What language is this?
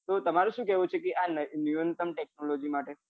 Gujarati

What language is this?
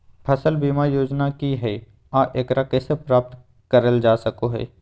Magahi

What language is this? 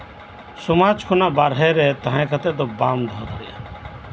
Santali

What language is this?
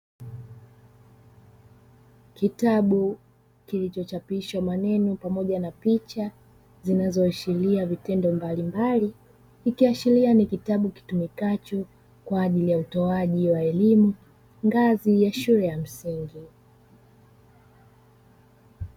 Swahili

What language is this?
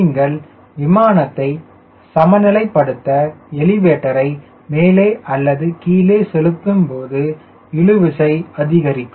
Tamil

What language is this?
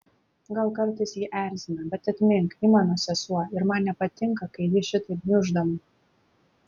Lithuanian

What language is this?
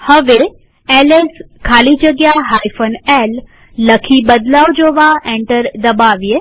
Gujarati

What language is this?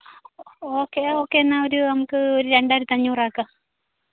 Malayalam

